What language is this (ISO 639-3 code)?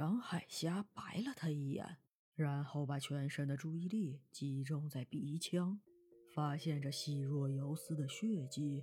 zho